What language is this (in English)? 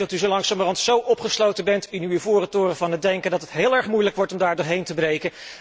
Dutch